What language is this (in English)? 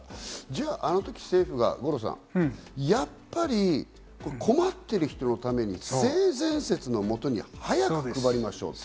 Japanese